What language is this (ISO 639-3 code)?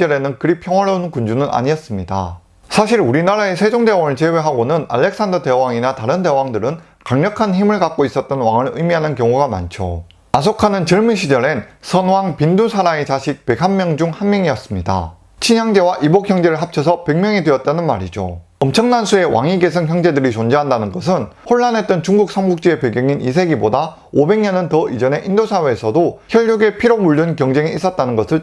kor